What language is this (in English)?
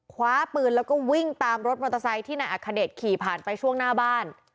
Thai